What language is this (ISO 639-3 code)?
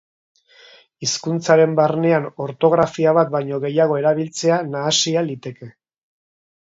eus